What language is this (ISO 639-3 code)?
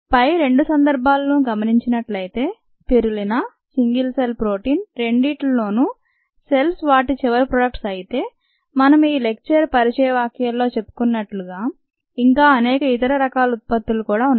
tel